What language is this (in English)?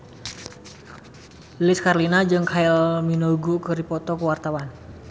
Sundanese